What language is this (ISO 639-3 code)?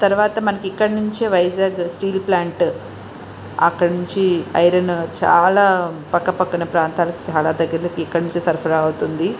tel